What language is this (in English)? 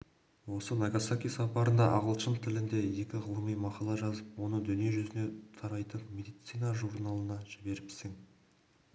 Kazakh